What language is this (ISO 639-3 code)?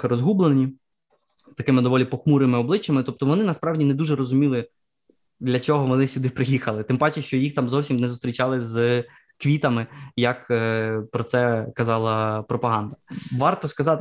ukr